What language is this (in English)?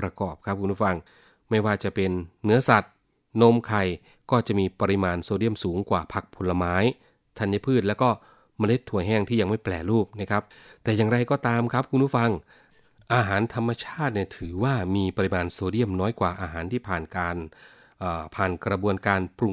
Thai